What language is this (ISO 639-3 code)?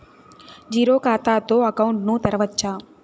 tel